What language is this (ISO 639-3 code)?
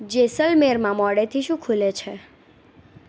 guj